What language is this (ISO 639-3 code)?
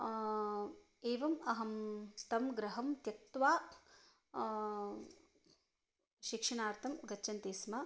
san